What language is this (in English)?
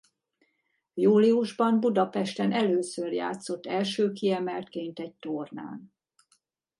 Hungarian